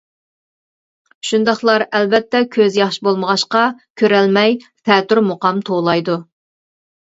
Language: Uyghur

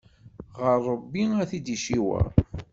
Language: Kabyle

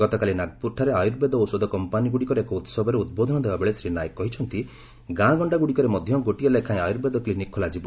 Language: Odia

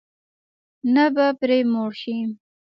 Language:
Pashto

